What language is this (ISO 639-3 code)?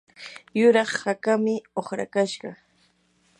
qur